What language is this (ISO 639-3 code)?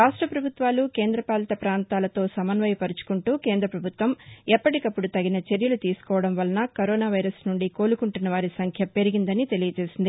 tel